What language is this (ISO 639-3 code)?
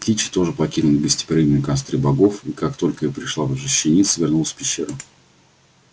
rus